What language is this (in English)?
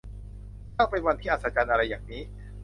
Thai